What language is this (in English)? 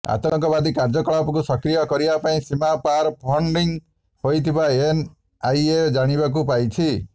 Odia